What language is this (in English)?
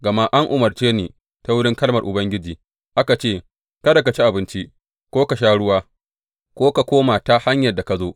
Hausa